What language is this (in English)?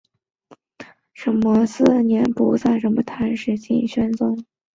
Chinese